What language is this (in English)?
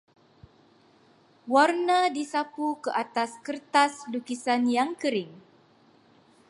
Malay